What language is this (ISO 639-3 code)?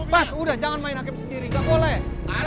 ind